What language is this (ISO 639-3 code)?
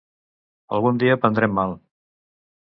cat